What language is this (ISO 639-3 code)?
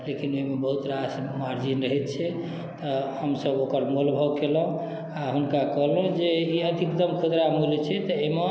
mai